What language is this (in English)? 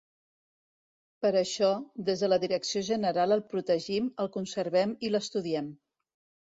Catalan